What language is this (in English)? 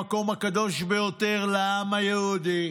Hebrew